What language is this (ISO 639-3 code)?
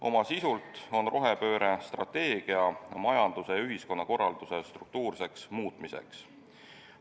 est